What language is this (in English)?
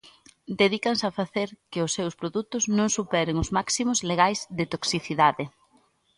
Galician